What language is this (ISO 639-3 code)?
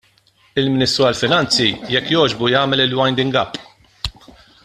mlt